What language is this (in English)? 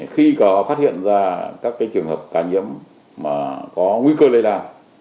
Vietnamese